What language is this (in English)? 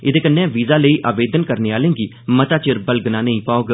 Dogri